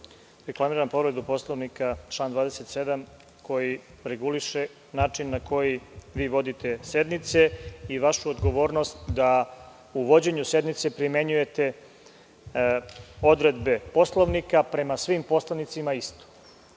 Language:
Serbian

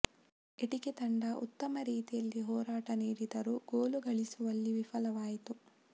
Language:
Kannada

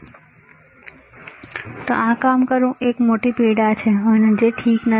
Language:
Gujarati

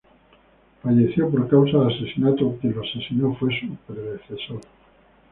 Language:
Spanish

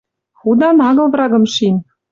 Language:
Western Mari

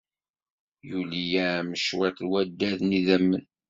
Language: Kabyle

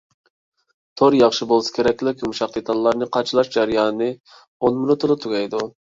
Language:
Uyghur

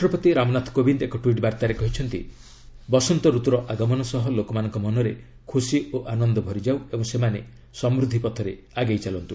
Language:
Odia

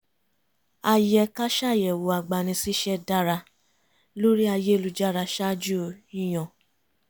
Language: Yoruba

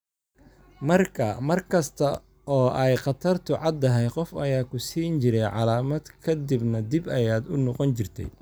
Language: Somali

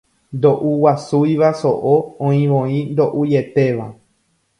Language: Guarani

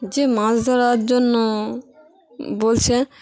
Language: Bangla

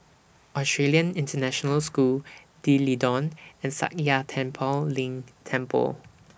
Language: English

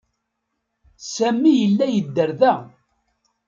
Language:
Kabyle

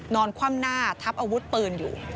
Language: Thai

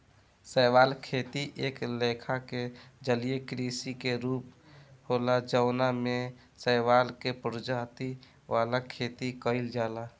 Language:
Bhojpuri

